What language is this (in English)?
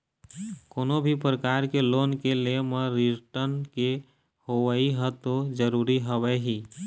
Chhattisgarhi